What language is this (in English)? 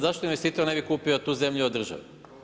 Croatian